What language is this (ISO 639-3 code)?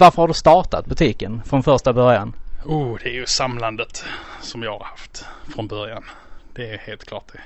swe